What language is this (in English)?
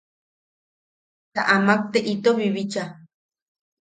Yaqui